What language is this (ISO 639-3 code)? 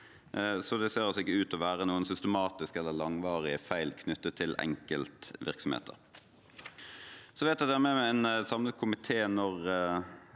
nor